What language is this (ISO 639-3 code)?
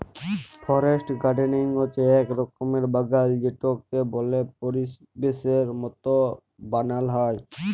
ben